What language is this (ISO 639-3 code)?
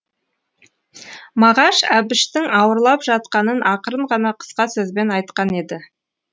kaz